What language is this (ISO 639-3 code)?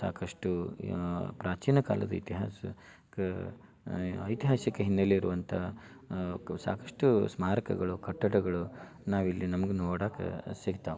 kan